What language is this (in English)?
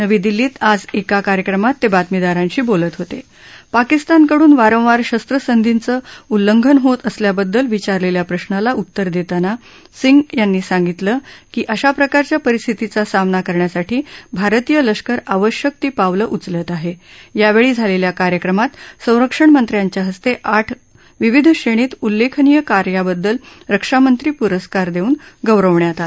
Marathi